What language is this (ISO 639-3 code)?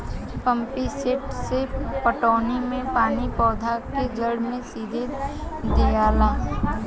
bho